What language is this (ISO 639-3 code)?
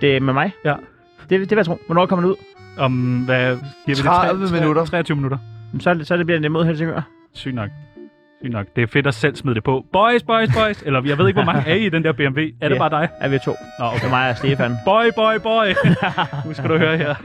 dan